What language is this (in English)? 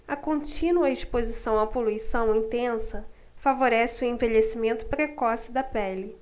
Portuguese